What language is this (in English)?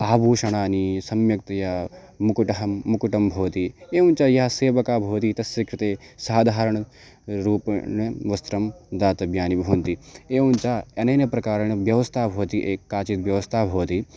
Sanskrit